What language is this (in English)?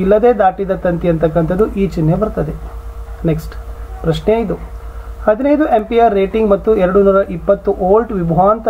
Kannada